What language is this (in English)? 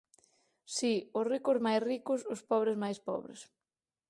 Galician